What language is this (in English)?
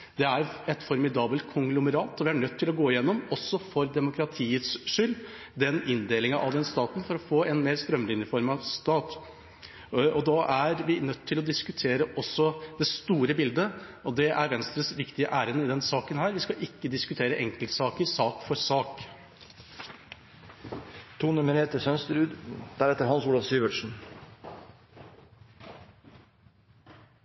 Norwegian Bokmål